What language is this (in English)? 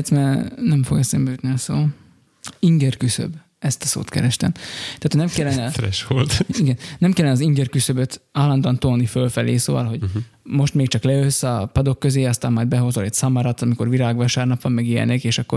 Hungarian